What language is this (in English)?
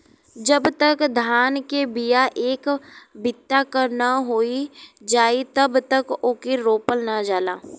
Bhojpuri